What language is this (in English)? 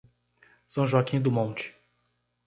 Portuguese